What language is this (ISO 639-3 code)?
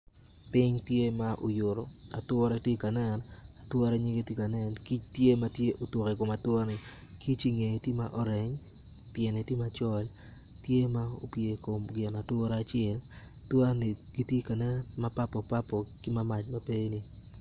ach